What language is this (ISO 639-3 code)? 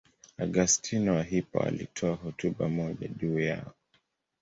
swa